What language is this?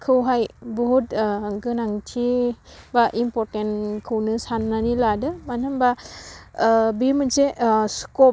Bodo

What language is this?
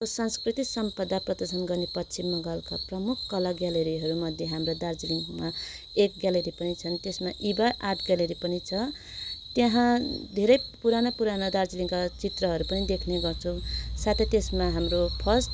Nepali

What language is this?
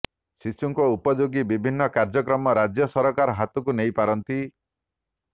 Odia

